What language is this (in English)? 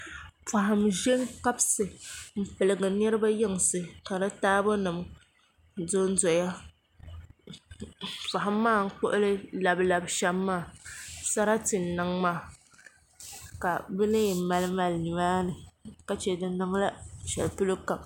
Dagbani